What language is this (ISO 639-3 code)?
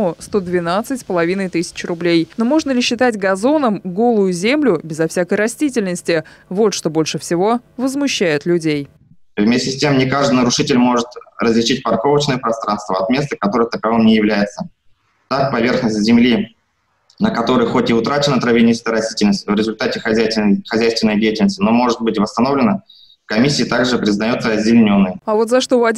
rus